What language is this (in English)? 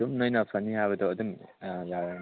Manipuri